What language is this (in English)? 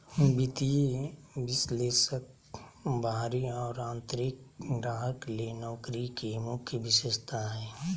Magahi